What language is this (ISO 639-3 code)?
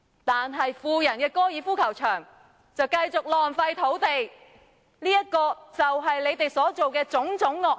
yue